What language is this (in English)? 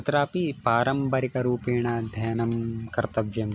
Sanskrit